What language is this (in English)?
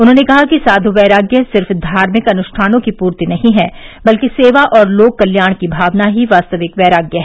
Hindi